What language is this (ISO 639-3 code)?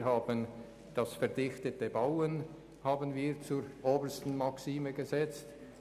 gsw